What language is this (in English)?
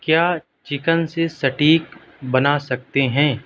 Urdu